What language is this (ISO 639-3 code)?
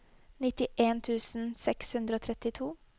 nor